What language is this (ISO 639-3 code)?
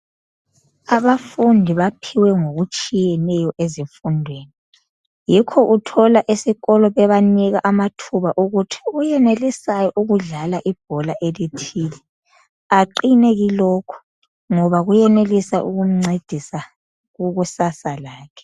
nde